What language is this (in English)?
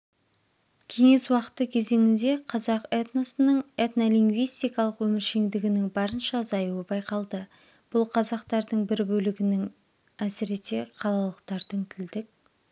Kazakh